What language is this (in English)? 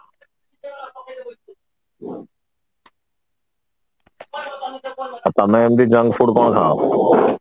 Odia